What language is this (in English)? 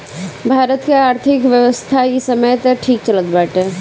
Bhojpuri